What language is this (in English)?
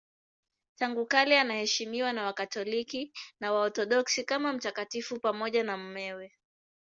Swahili